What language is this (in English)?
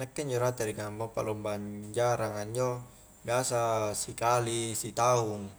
Highland Konjo